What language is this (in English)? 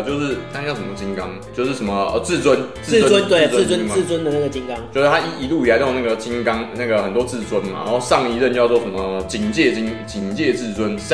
Chinese